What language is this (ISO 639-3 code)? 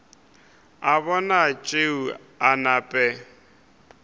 nso